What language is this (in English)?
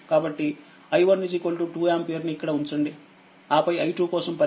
Telugu